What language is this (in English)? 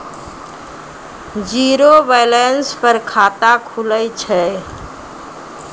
Maithili